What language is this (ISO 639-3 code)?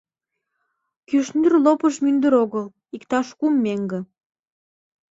chm